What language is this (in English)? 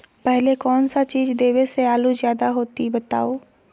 Magahi